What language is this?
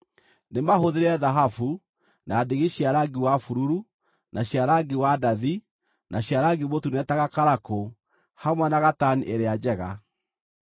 Kikuyu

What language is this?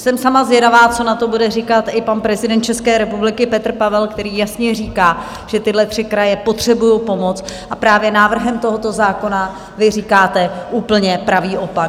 Czech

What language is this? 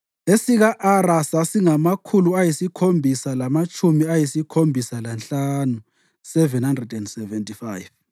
North Ndebele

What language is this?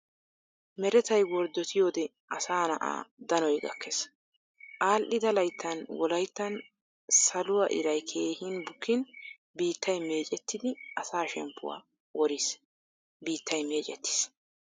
Wolaytta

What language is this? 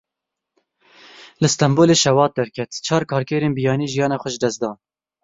Kurdish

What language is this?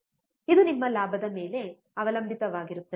Kannada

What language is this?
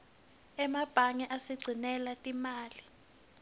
Swati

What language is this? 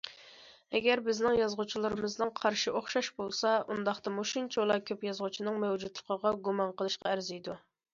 Uyghur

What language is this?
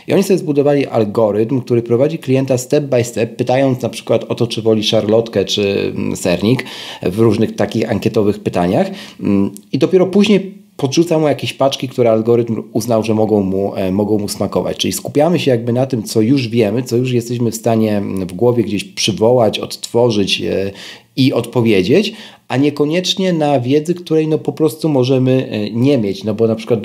Polish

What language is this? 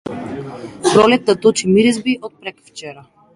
Macedonian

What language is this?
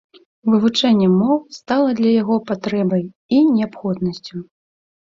Belarusian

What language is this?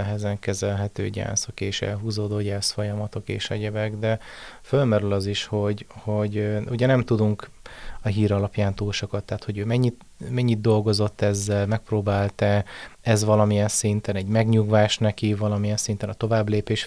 Hungarian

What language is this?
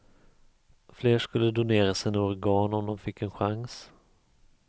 Swedish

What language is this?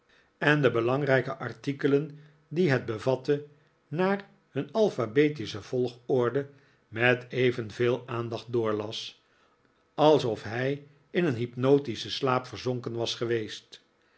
Dutch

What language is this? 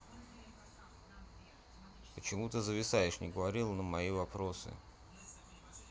Russian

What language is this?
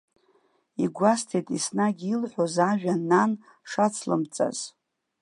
Abkhazian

